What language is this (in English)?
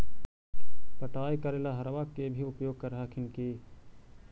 Magahi